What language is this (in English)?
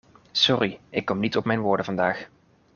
Dutch